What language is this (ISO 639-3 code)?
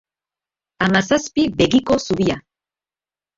eus